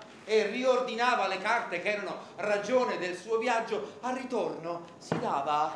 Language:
Italian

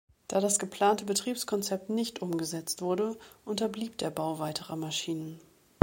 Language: German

